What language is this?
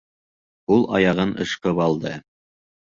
Bashkir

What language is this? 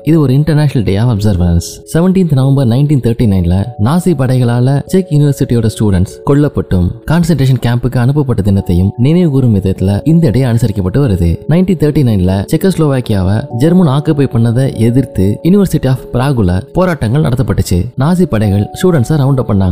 Tamil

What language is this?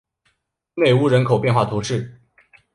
Chinese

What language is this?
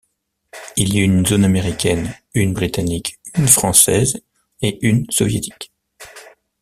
French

